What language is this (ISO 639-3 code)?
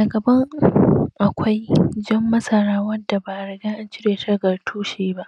hau